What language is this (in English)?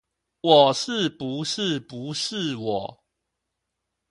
Chinese